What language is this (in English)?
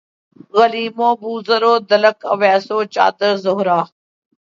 Urdu